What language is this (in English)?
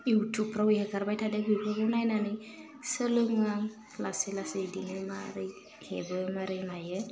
Bodo